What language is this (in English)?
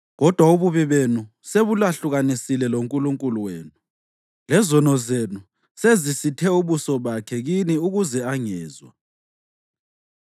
North Ndebele